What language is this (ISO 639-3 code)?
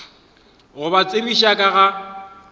nso